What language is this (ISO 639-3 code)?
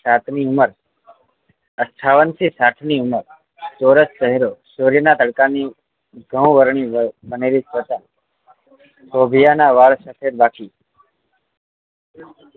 guj